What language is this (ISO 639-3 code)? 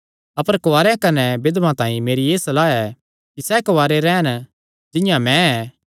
xnr